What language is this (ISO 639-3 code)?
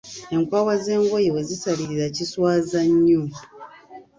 lug